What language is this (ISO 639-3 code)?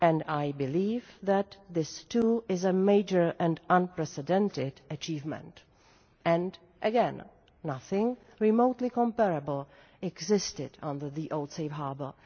eng